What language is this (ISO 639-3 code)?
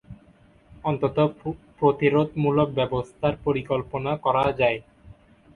ben